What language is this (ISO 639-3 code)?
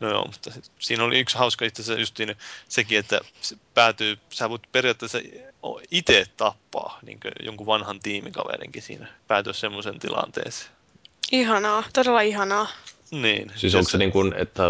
fin